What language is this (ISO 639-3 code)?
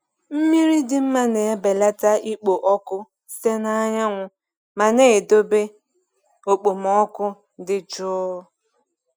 ibo